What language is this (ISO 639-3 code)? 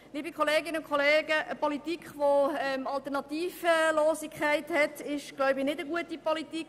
gsw